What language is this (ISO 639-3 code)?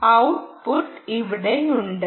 mal